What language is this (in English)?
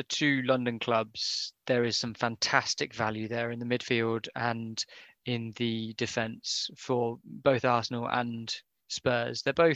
English